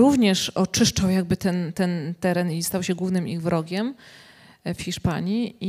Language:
Polish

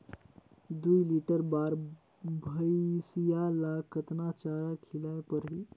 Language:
Chhattisgarhi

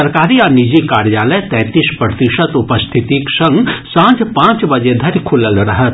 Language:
Maithili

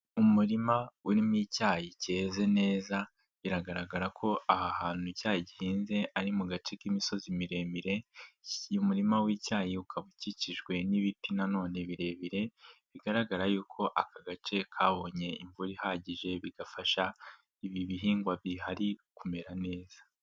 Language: Kinyarwanda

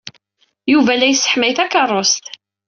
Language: Kabyle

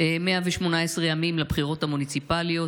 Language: Hebrew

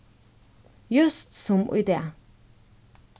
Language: Faroese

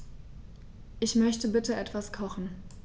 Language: German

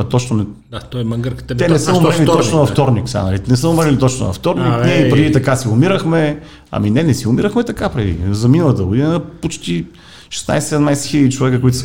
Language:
Bulgarian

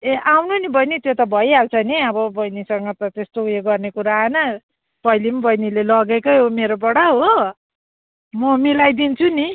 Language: Nepali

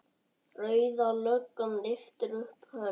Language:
Icelandic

